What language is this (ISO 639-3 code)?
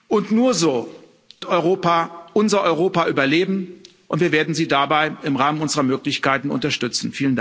deu